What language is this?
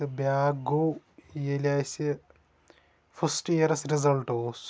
Kashmiri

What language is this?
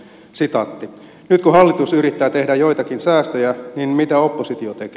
Finnish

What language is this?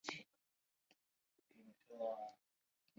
Chinese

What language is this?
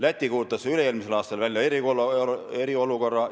Estonian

